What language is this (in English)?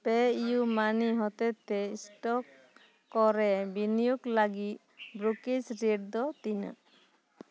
Santali